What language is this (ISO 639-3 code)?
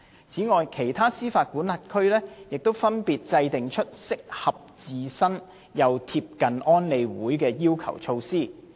yue